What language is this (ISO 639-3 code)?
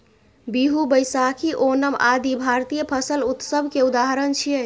mai